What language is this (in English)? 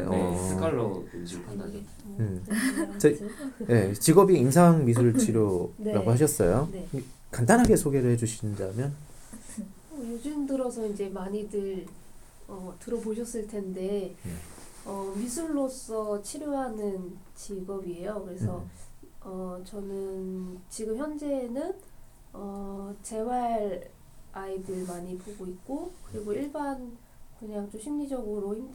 Korean